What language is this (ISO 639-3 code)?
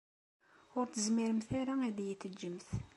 kab